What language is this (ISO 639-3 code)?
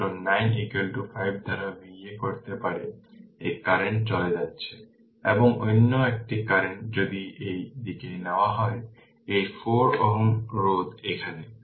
ben